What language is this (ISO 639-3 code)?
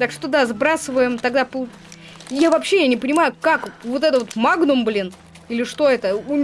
rus